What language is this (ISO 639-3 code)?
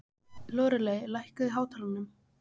isl